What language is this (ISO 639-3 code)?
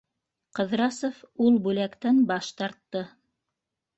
bak